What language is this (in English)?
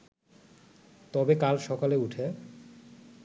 Bangla